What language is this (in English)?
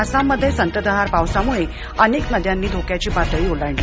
Marathi